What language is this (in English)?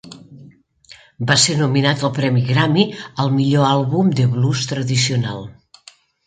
Catalan